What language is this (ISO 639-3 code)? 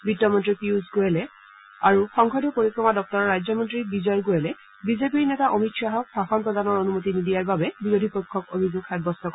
asm